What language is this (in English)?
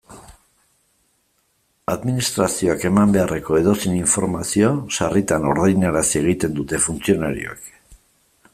Basque